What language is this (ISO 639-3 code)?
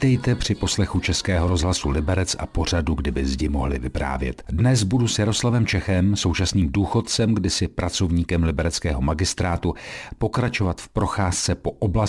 ces